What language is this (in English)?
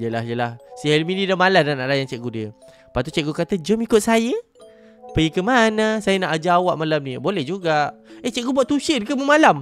Malay